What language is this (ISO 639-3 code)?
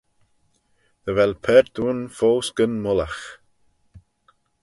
glv